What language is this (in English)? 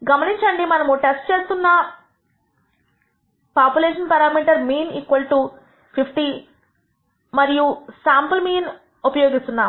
Telugu